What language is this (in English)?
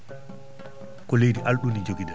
Fula